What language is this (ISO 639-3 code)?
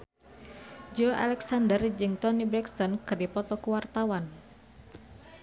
sun